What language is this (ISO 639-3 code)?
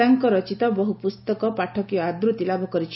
ori